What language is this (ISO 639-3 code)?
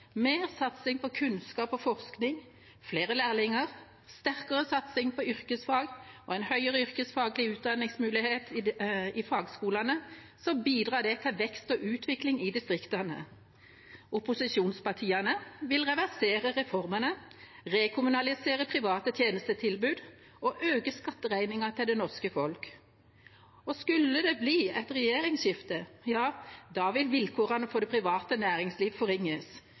nob